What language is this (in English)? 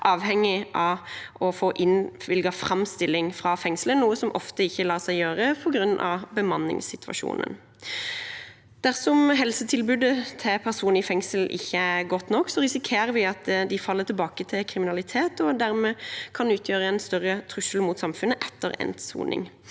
Norwegian